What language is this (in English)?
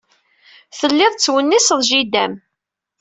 Kabyle